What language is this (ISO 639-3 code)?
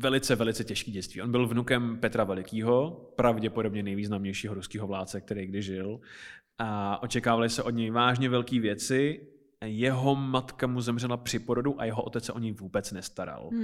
ces